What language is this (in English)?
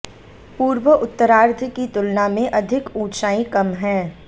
Hindi